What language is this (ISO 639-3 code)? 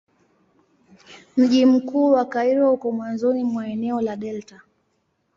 swa